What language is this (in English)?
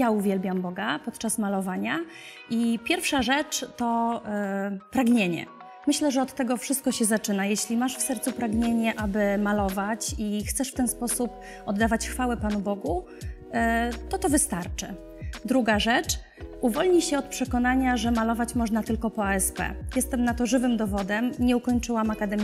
Polish